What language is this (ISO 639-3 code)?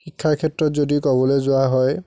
asm